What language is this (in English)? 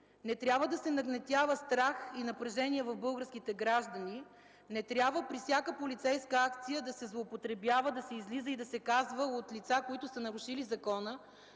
Bulgarian